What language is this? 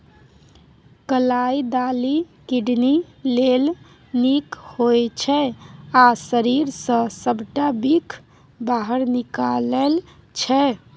Maithili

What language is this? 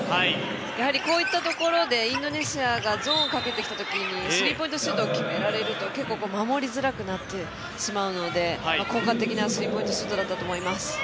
Japanese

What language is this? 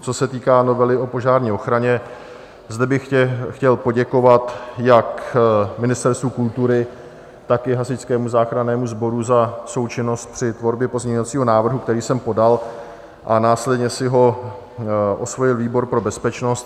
Czech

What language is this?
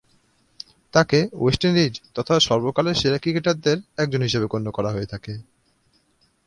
Bangla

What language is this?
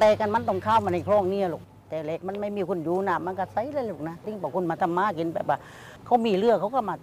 Thai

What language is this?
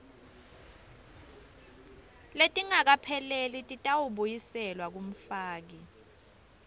Swati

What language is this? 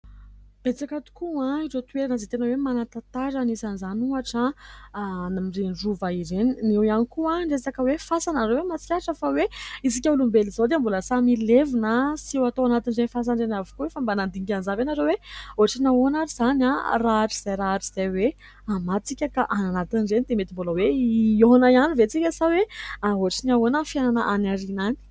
Malagasy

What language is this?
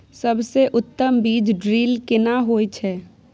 Maithili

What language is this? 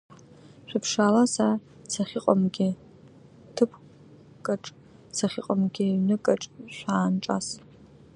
Abkhazian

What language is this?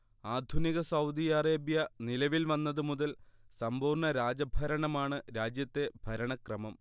Malayalam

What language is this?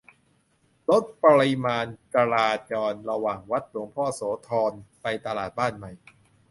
Thai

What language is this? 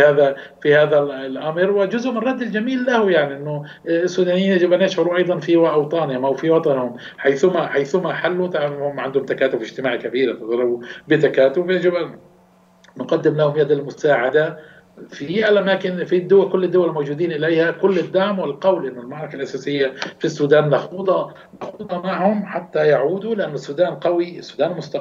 Arabic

